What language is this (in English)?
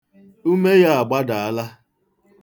Igbo